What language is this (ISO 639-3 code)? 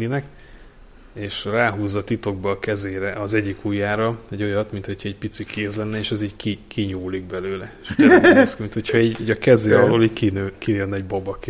hun